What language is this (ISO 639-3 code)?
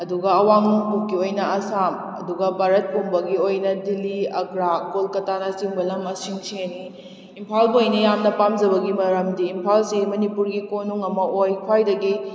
mni